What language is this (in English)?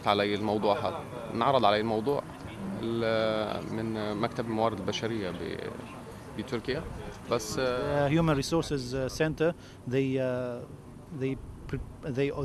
Turkish